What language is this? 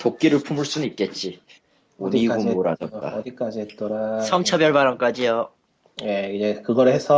Korean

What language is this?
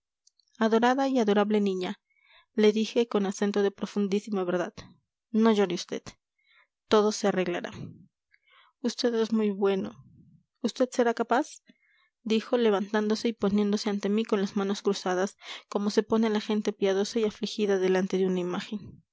Spanish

